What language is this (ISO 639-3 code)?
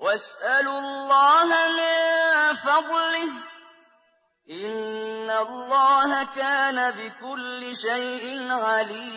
ara